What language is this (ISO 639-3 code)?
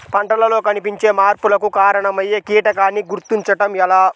tel